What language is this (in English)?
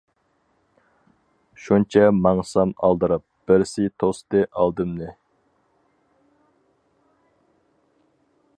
Uyghur